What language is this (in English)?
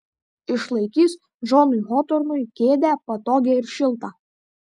Lithuanian